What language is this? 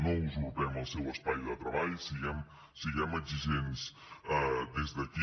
Catalan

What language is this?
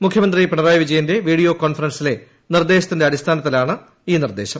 Malayalam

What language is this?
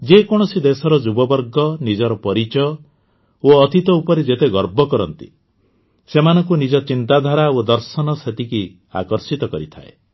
Odia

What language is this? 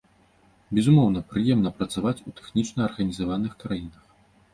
Belarusian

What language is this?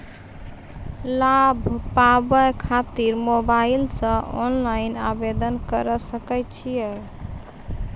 Maithili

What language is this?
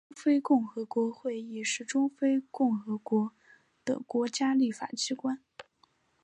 Chinese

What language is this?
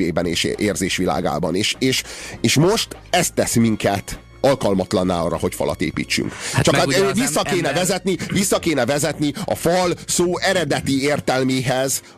Hungarian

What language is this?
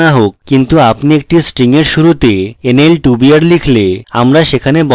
Bangla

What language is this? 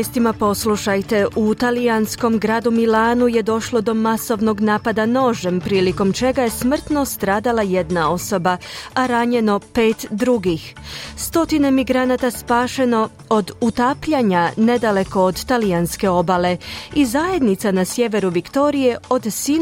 Croatian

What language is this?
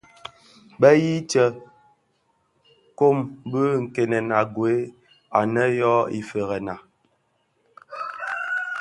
Bafia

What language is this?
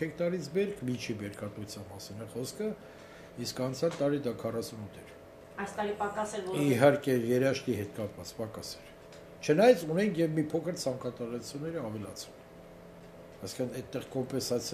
Turkish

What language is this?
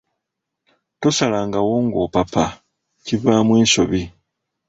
Ganda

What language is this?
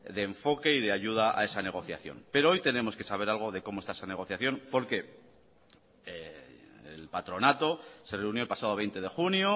Spanish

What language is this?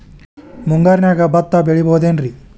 Kannada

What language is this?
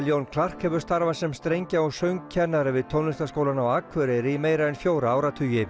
Icelandic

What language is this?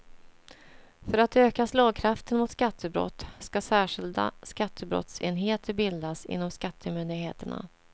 Swedish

